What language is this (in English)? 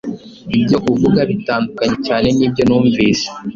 Kinyarwanda